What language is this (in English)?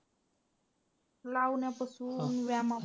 Marathi